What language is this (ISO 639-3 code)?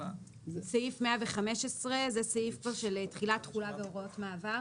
heb